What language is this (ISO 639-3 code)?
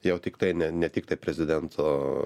lit